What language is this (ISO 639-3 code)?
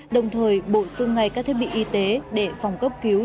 vie